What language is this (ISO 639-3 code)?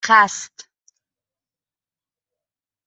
fas